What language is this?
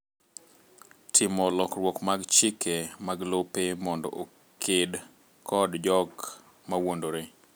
Luo (Kenya and Tanzania)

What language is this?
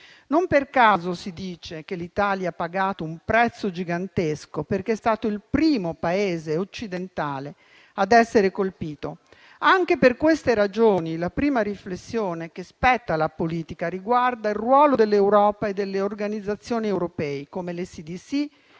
Italian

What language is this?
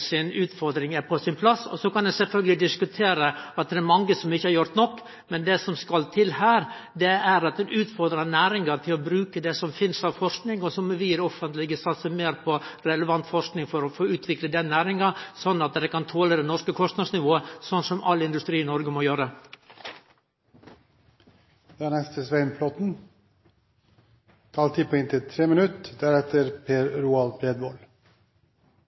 Norwegian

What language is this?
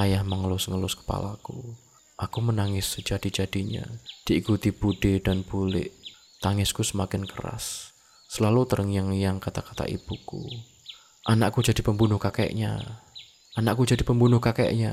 Indonesian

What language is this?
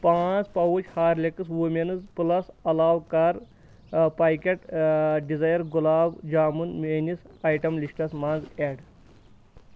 Kashmiri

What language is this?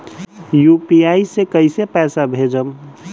Bhojpuri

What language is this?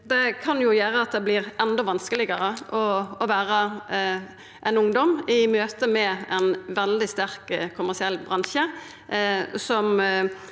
Norwegian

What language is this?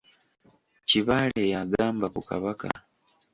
Ganda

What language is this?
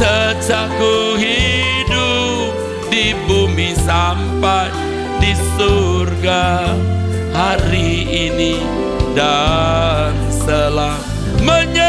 Indonesian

